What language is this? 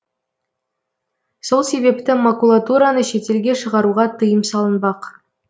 Kazakh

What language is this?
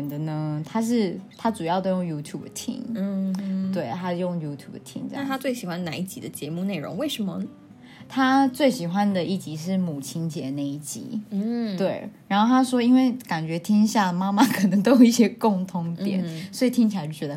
Chinese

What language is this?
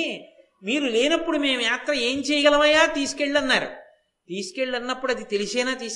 Telugu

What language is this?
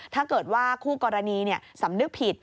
Thai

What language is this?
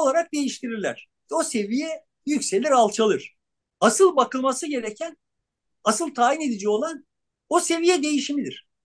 Turkish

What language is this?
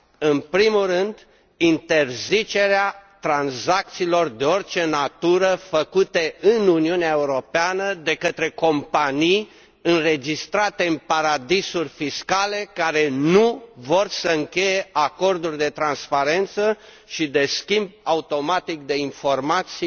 Romanian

